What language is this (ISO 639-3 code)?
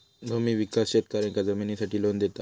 mar